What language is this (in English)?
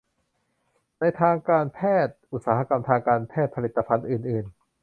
Thai